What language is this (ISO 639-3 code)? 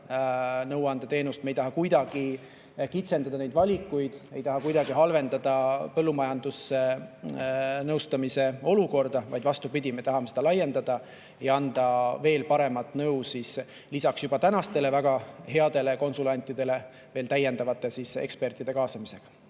est